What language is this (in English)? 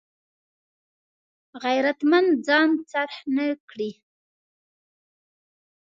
Pashto